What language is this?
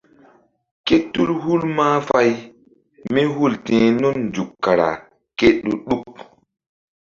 Mbum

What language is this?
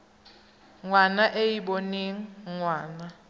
Tswana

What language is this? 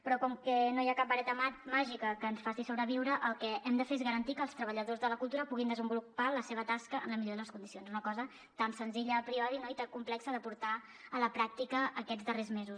Catalan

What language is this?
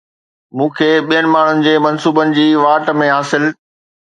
Sindhi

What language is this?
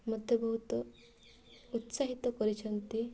Odia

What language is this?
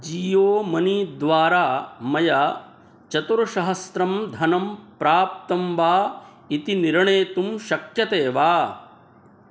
Sanskrit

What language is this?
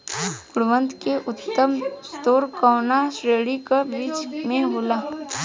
Bhojpuri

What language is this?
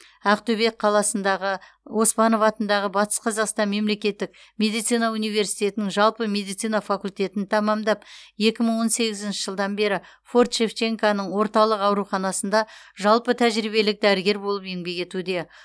Kazakh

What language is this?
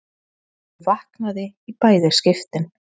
Icelandic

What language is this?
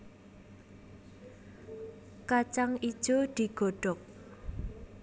Javanese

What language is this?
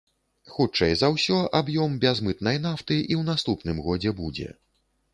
Belarusian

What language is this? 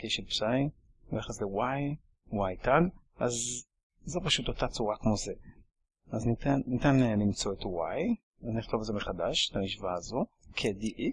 Hebrew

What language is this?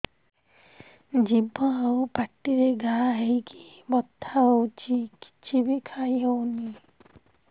Odia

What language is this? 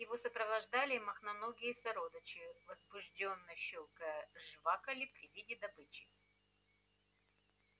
Russian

